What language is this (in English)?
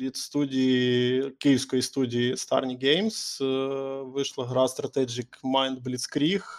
Ukrainian